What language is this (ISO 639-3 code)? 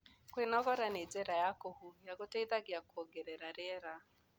kik